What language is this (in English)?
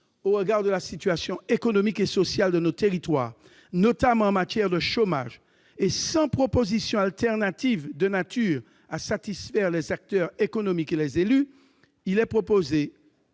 French